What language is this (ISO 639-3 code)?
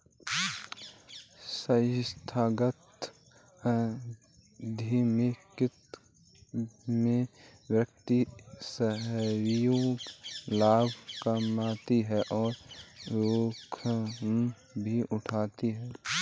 hin